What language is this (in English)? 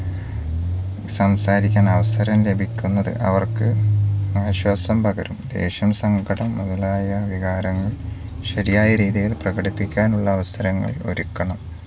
Malayalam